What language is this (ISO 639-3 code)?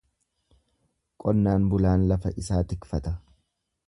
orm